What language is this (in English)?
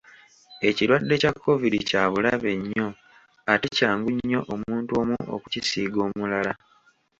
Ganda